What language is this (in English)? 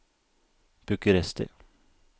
Norwegian